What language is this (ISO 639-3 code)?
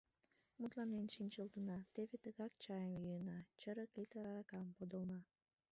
chm